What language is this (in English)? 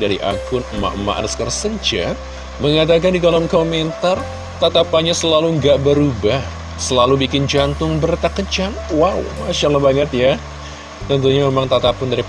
Indonesian